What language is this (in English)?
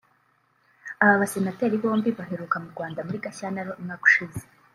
Kinyarwanda